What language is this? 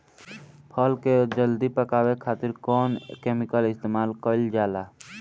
Bhojpuri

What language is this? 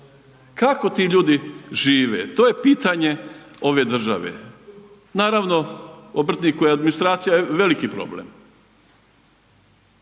Croatian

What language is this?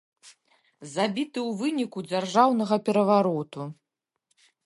Belarusian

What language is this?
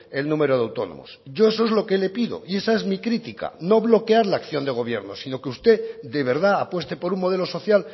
Spanish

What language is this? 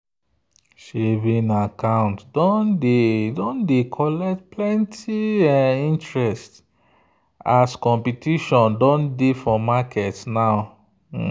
Nigerian Pidgin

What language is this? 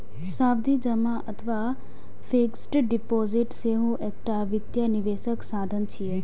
Maithili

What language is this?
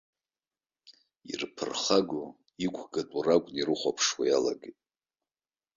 Abkhazian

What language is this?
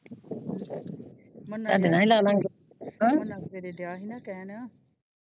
Punjabi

